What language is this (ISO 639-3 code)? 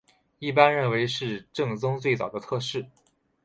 zho